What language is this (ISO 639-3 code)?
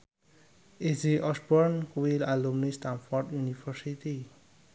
jav